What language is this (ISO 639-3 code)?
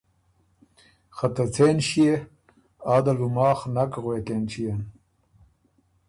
oru